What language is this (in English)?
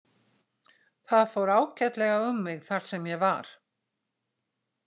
Icelandic